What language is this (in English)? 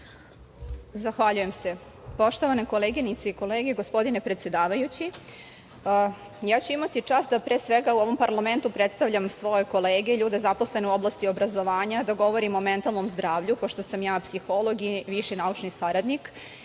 Serbian